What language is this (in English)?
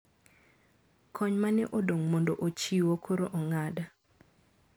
Luo (Kenya and Tanzania)